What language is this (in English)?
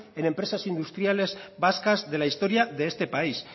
Spanish